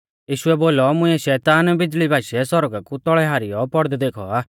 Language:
Mahasu Pahari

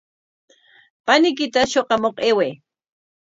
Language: Corongo Ancash Quechua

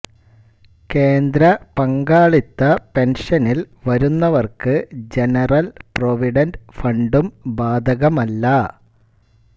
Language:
Malayalam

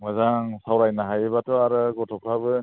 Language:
Bodo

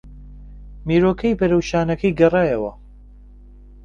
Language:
Central Kurdish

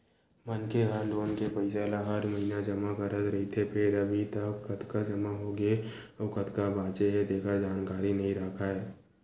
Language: Chhattisgarhi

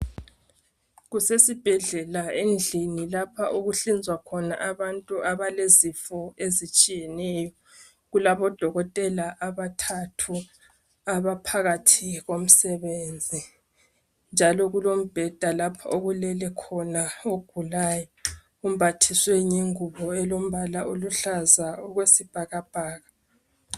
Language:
North Ndebele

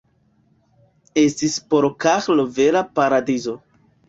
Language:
Esperanto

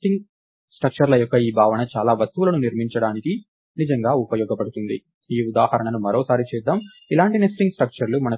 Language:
Telugu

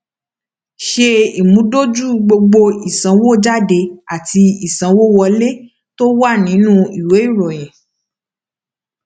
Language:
Yoruba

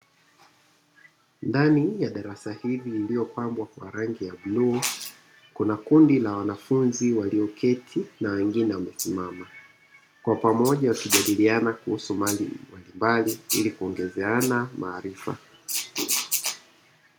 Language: Swahili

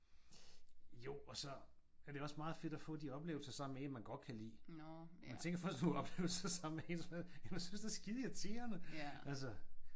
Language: Danish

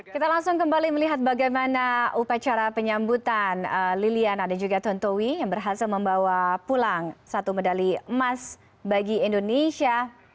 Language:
Indonesian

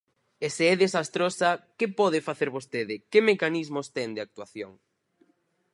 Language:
Galician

